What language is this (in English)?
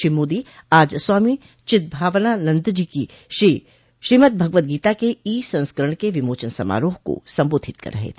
Hindi